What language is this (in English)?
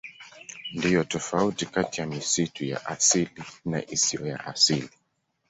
Swahili